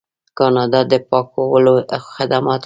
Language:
Pashto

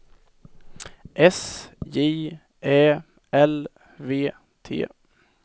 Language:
Swedish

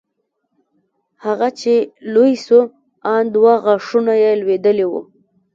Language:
Pashto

